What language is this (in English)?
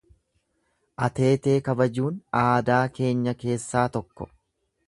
Oromo